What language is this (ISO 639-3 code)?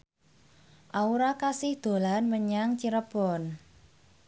jav